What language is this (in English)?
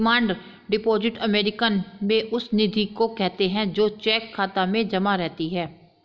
Hindi